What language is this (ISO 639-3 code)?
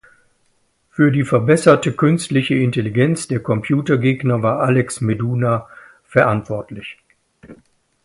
deu